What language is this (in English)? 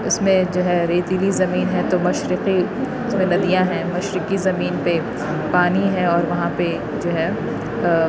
Urdu